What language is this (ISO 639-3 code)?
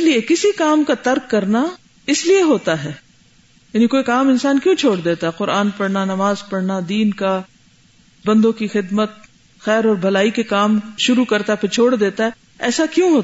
urd